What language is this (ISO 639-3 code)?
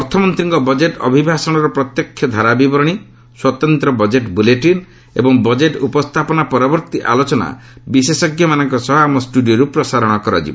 ori